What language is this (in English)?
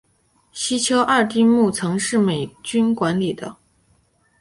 Chinese